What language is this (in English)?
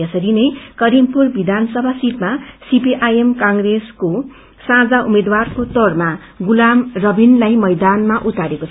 Nepali